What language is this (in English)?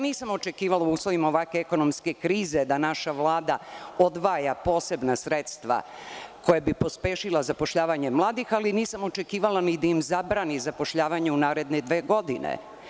Serbian